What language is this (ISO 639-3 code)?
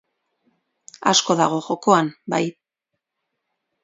eus